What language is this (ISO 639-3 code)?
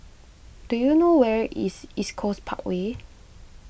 eng